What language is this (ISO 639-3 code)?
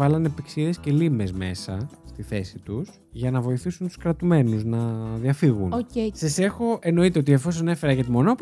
ell